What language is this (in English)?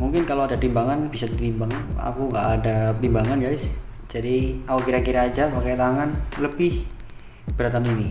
Indonesian